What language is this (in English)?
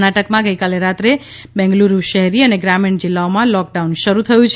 Gujarati